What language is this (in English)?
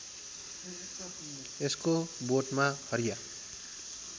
Nepali